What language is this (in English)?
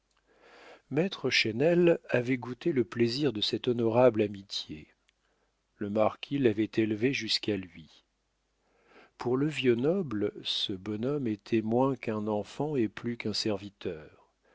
French